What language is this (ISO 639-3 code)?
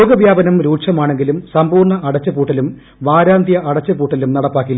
mal